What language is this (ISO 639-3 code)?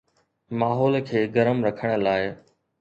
snd